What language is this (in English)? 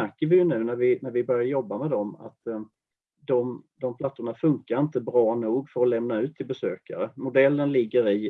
Swedish